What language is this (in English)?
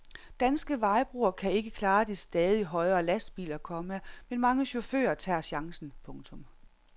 Danish